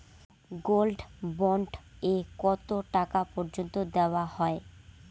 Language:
Bangla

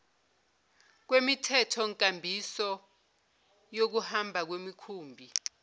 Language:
Zulu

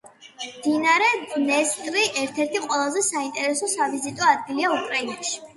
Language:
Georgian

